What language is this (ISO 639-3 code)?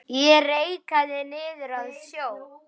isl